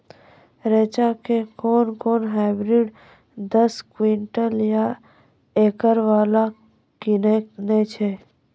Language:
Maithili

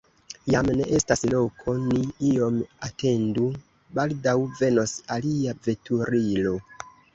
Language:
Esperanto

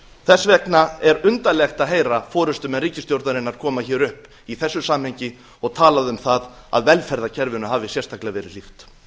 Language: Icelandic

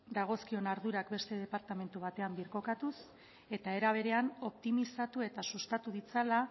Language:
Basque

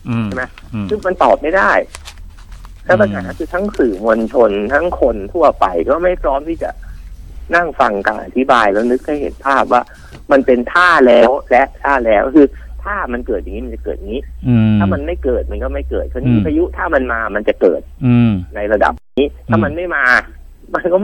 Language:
Thai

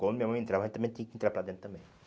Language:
Portuguese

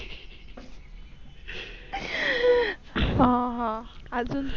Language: Marathi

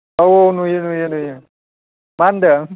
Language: Bodo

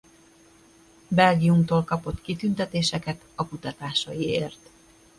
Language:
Hungarian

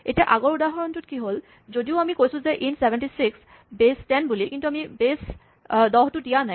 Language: Assamese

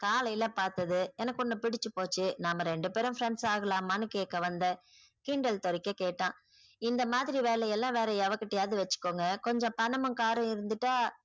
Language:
Tamil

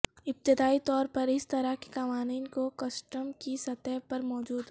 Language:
Urdu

